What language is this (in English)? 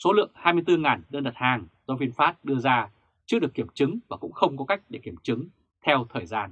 Vietnamese